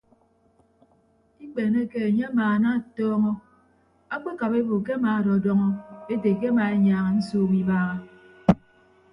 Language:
Ibibio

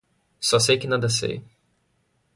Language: Portuguese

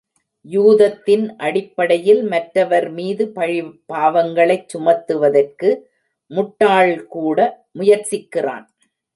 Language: Tamil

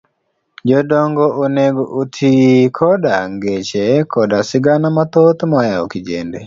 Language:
Luo (Kenya and Tanzania)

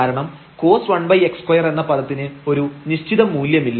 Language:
Malayalam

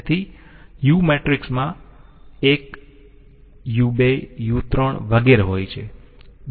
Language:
Gujarati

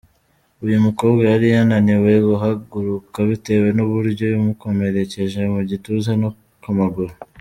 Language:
Kinyarwanda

